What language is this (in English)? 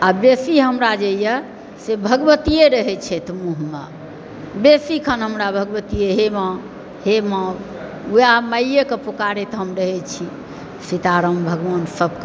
Maithili